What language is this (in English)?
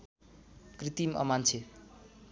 Nepali